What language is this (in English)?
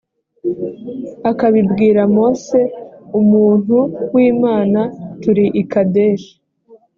Kinyarwanda